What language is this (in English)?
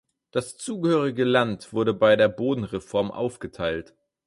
German